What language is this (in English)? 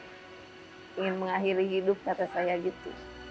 Indonesian